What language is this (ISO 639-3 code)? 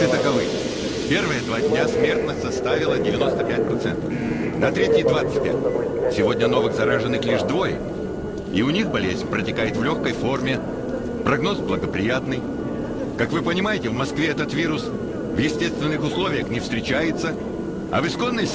rus